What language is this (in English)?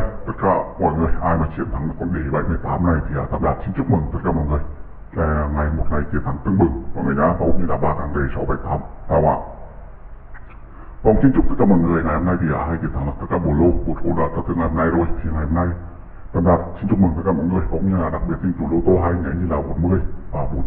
Vietnamese